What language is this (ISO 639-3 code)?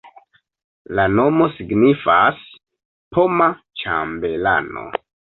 epo